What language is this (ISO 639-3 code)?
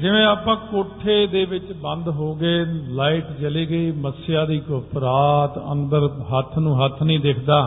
pan